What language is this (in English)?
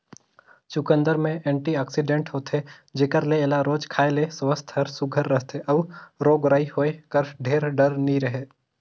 Chhattisgarhi